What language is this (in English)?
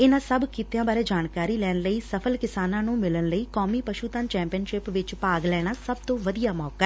Punjabi